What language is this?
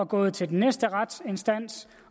Danish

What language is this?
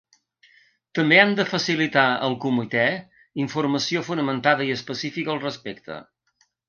Catalan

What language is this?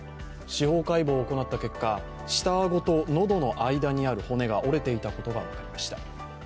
Japanese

